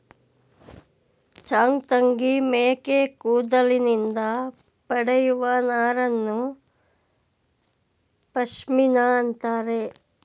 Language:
Kannada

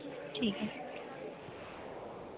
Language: Dogri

